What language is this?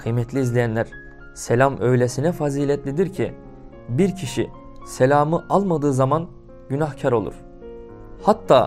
Turkish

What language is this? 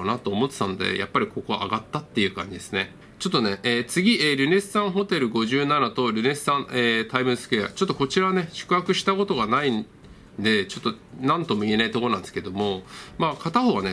Japanese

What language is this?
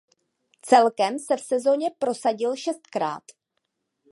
Czech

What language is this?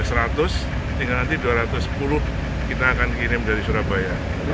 Indonesian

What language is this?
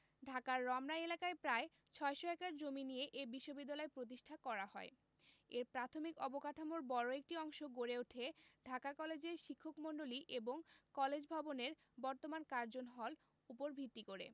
Bangla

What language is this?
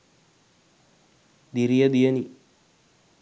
Sinhala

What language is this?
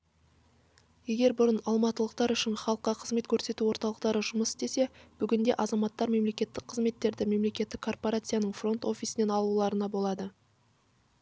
Kazakh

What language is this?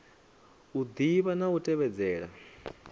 Venda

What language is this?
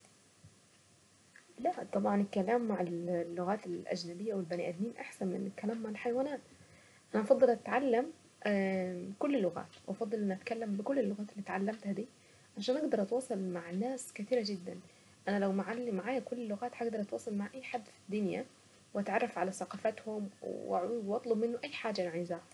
Saidi Arabic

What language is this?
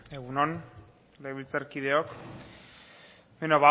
Basque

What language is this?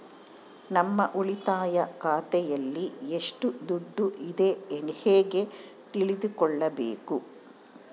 Kannada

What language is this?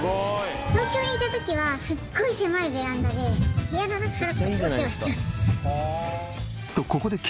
Japanese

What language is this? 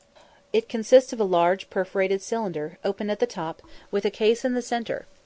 English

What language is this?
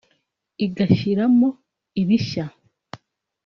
Kinyarwanda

